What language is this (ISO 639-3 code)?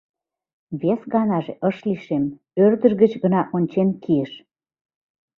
chm